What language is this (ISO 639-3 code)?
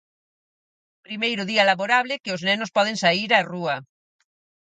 glg